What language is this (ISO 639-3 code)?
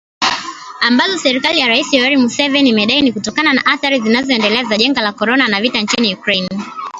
swa